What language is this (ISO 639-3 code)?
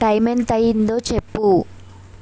tel